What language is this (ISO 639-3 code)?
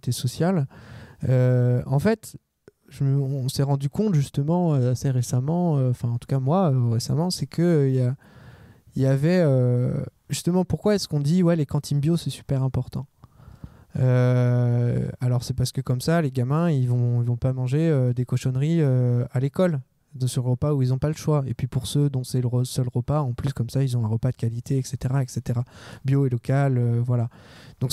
fra